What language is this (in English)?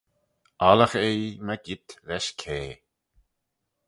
Manx